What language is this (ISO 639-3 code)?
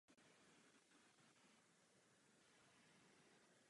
ces